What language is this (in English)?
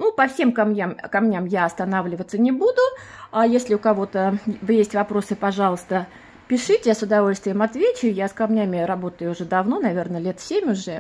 Russian